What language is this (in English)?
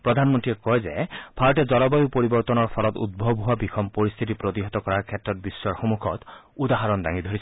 Assamese